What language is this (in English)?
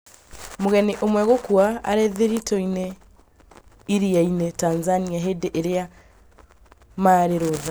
Kikuyu